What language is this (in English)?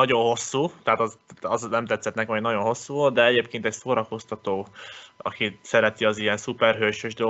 Hungarian